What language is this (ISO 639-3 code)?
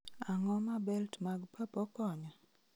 luo